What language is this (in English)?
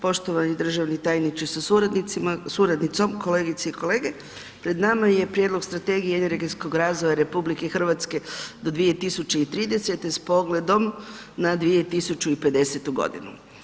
Croatian